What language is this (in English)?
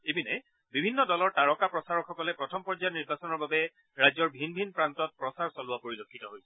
Assamese